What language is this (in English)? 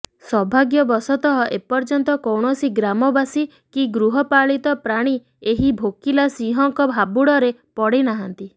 Odia